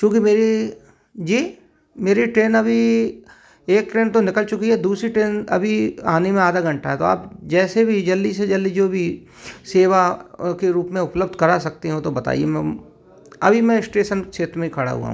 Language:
Hindi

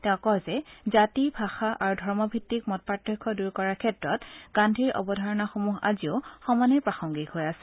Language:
Assamese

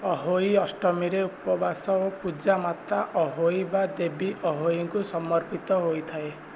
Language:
Odia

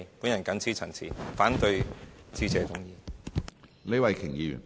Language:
Cantonese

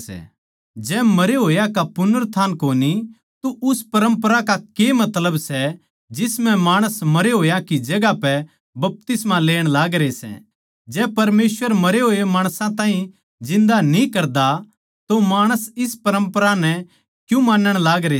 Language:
Haryanvi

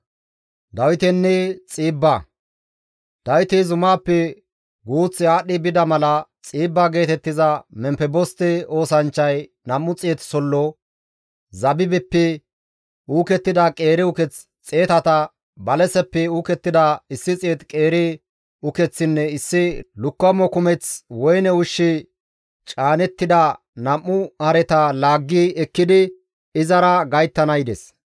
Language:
Gamo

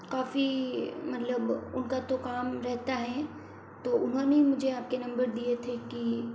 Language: Hindi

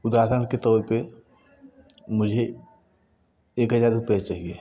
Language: Hindi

